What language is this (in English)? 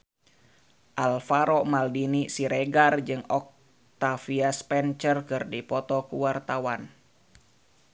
Sundanese